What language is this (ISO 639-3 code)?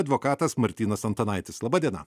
lit